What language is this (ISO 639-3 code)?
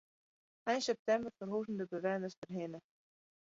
fry